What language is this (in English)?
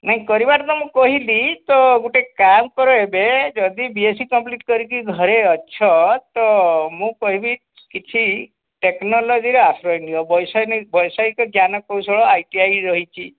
Odia